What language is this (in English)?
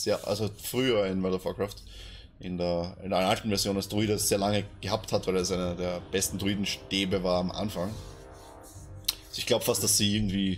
German